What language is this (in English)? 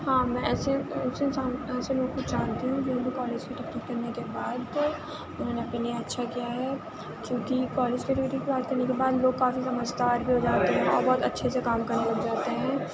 Urdu